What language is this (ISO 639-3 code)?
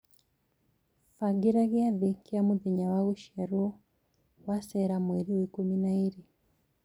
kik